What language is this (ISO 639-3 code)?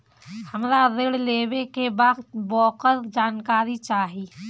bho